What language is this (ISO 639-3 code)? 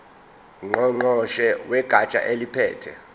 zul